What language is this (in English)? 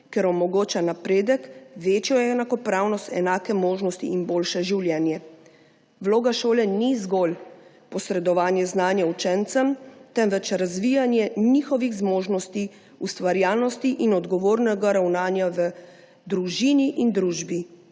Slovenian